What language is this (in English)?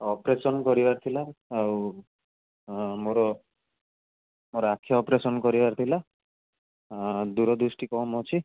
Odia